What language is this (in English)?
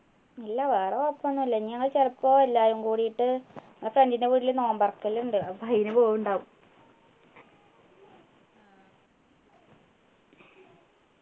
Malayalam